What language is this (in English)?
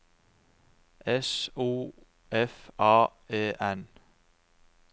Norwegian